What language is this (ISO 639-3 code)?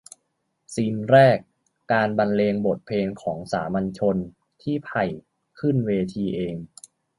tha